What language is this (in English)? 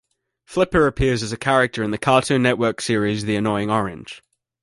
English